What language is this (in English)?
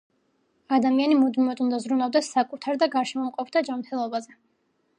Georgian